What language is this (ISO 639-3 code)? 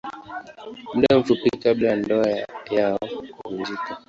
swa